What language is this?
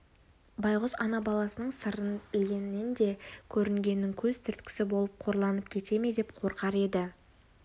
Kazakh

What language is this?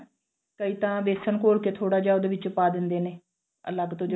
Punjabi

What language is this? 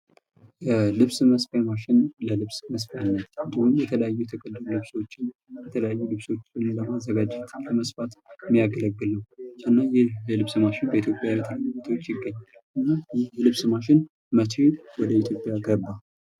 Amharic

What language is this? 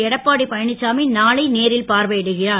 Tamil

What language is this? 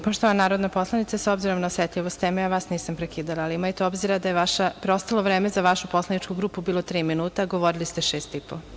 Serbian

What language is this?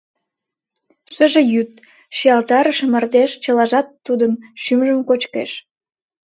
Mari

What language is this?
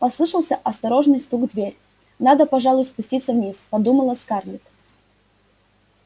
Russian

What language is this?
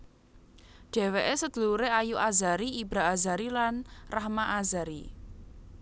Javanese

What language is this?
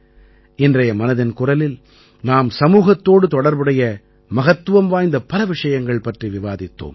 Tamil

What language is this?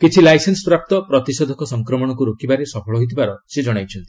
Odia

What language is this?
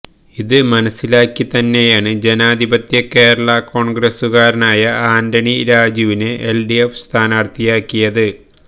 Malayalam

